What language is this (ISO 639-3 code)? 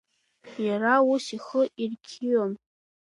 abk